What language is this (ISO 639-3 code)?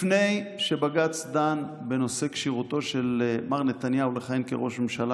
heb